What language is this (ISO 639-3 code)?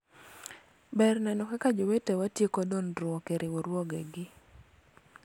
luo